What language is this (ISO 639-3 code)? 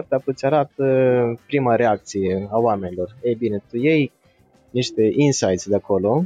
ron